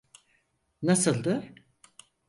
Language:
Turkish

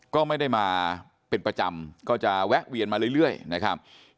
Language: Thai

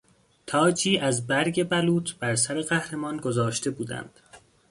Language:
Persian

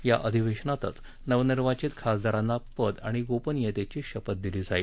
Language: Marathi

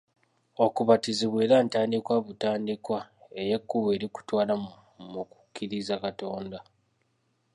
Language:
Ganda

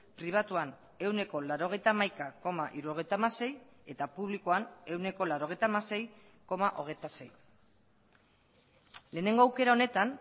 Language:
Basque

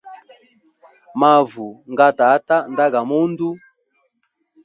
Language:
Hemba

